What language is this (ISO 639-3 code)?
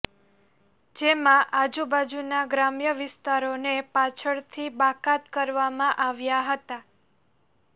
guj